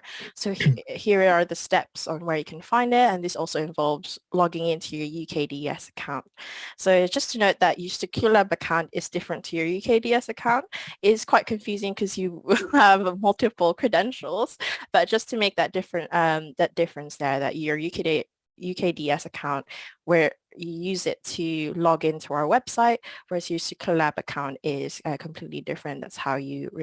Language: English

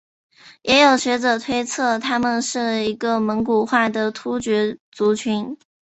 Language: Chinese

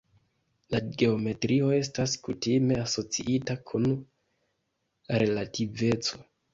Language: Esperanto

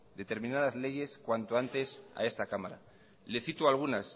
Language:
Spanish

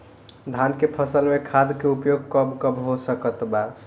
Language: Bhojpuri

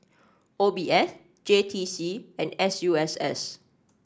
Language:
English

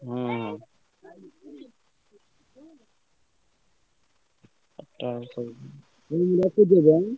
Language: Odia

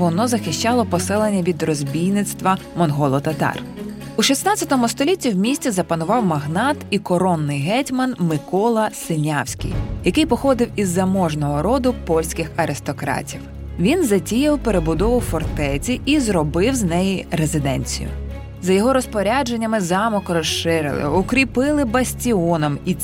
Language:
Ukrainian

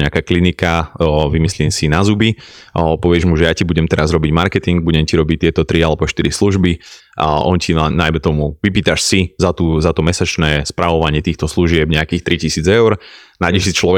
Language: Slovak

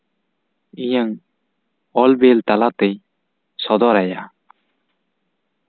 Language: Santali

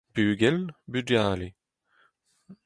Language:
Breton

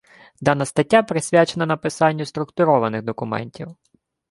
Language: Ukrainian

